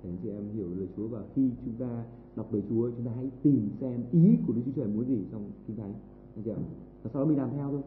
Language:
Vietnamese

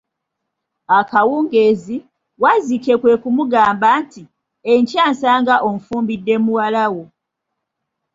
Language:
Ganda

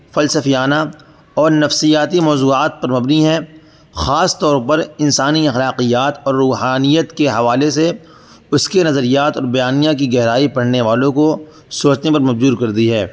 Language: Urdu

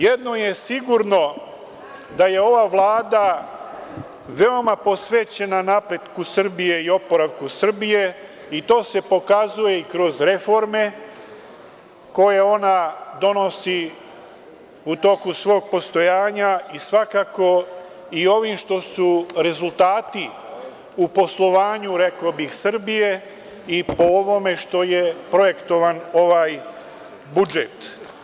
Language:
Serbian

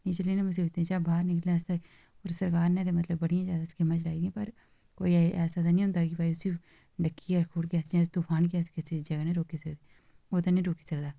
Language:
Dogri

